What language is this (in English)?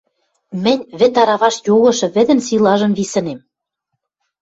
Western Mari